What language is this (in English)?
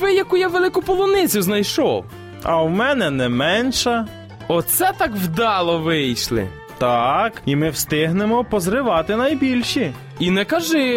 Ukrainian